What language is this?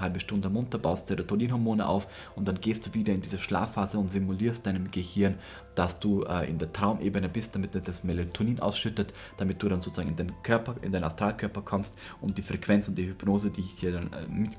German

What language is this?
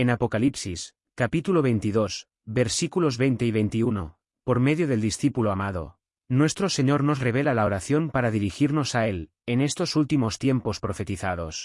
Spanish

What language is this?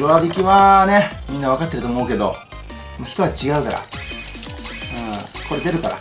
Japanese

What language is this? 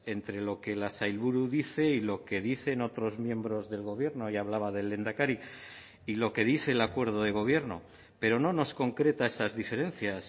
Spanish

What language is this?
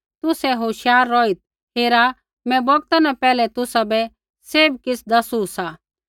Kullu Pahari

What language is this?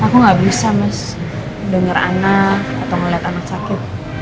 Indonesian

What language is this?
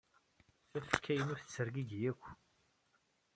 Kabyle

